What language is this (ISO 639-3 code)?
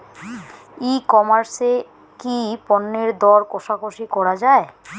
ben